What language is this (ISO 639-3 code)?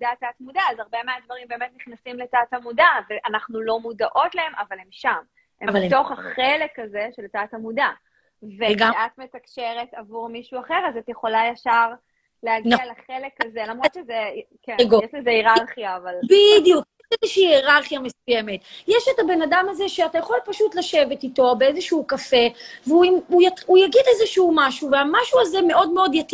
heb